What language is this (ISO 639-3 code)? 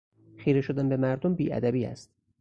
fas